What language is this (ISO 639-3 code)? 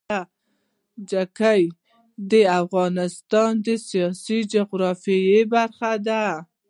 pus